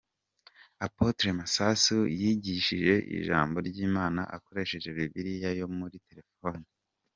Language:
Kinyarwanda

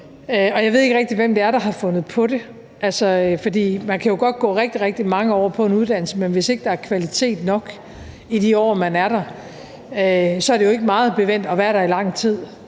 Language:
Danish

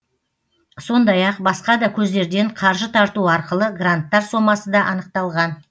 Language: Kazakh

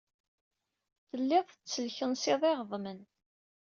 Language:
Kabyle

